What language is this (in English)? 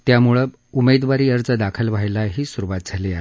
Marathi